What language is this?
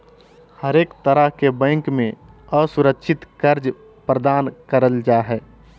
Magahi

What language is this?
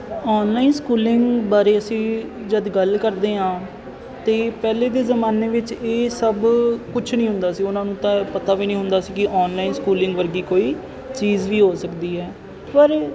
Punjabi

